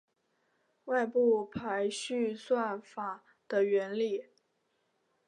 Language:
Chinese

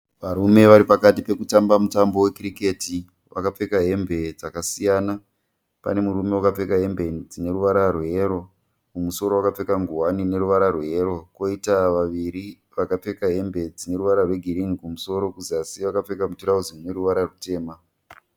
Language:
Shona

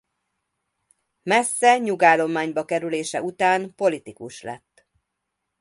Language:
Hungarian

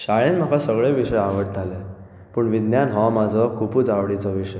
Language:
Konkani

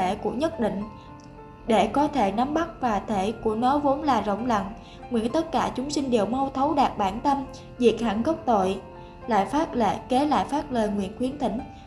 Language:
Vietnamese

